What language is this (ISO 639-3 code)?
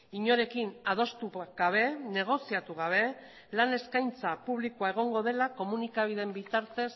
eus